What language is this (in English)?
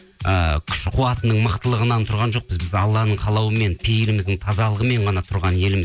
Kazakh